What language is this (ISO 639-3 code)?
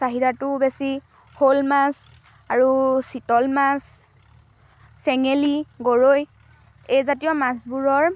asm